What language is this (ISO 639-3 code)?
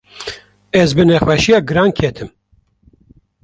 kur